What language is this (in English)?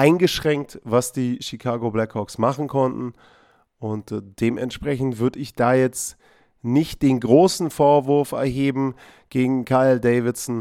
German